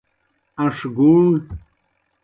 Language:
Kohistani Shina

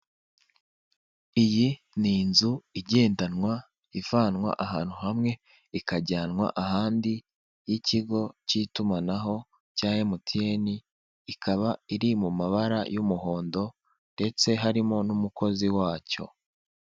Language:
Kinyarwanda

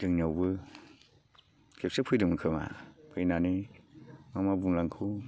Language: Bodo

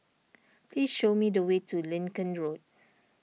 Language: English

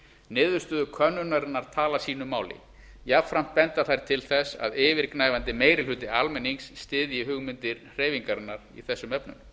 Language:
Icelandic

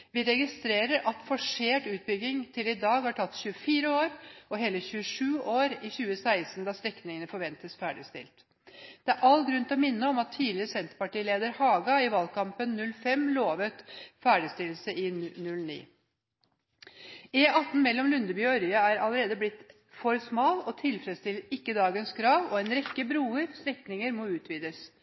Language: Norwegian Bokmål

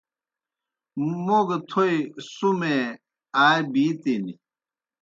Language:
Kohistani Shina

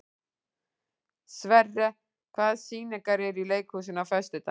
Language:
Icelandic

